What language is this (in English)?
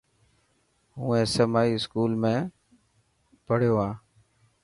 Dhatki